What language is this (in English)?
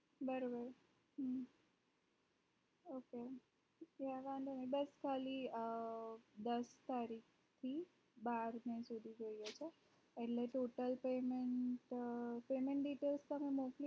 Gujarati